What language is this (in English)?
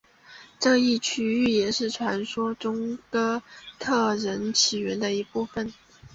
Chinese